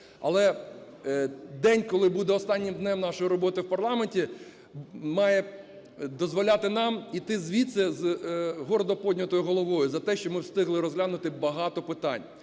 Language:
Ukrainian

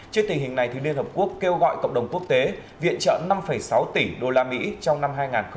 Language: Vietnamese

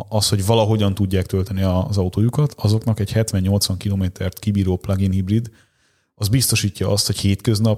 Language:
Hungarian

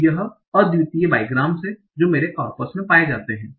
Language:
Hindi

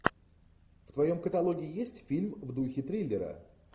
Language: Russian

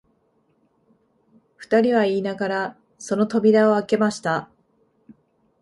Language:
Japanese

